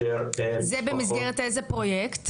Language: Hebrew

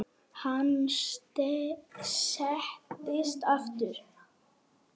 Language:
Icelandic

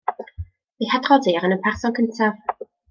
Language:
Welsh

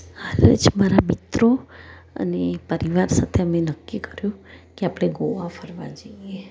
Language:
Gujarati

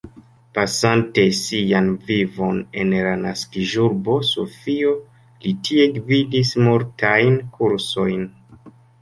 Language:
Esperanto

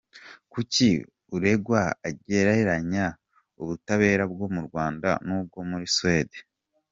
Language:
Kinyarwanda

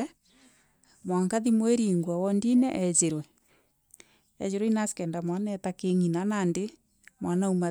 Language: Meru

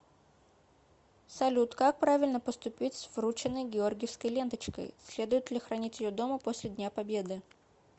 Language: Russian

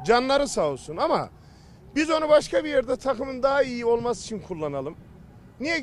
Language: Turkish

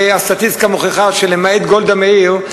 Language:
Hebrew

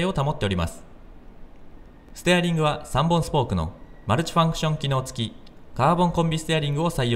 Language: Japanese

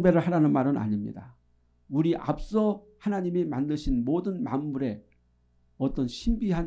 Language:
Korean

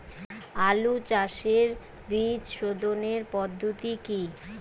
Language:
Bangla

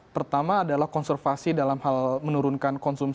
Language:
Indonesian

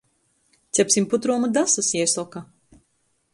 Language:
Latgalian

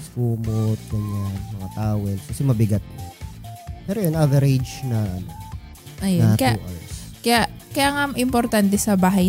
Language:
Filipino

